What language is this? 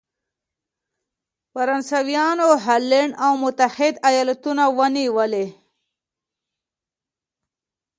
Pashto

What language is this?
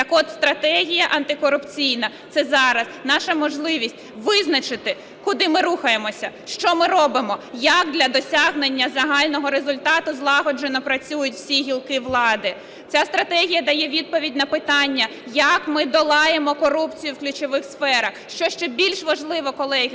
Ukrainian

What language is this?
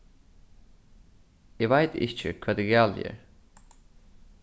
Faroese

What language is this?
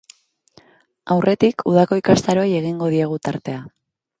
Basque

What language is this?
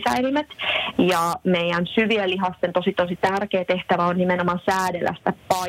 Finnish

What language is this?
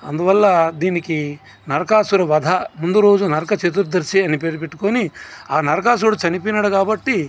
Telugu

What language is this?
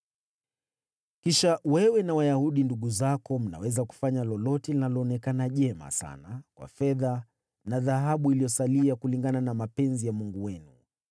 Swahili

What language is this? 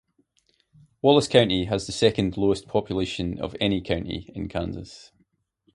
English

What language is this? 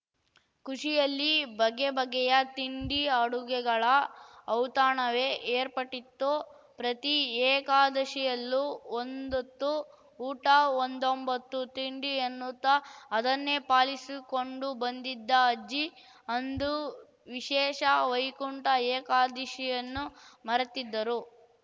Kannada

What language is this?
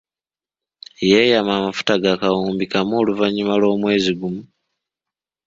Ganda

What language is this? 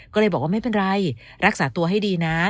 Thai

